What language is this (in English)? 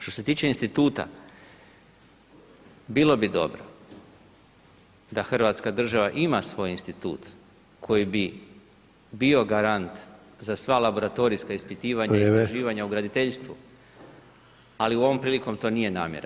Croatian